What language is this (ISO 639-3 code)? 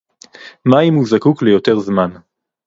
heb